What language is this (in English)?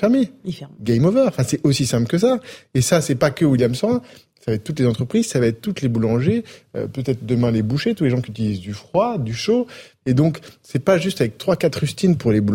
French